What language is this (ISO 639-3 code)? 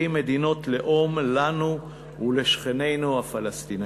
heb